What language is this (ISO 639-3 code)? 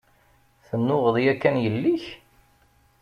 kab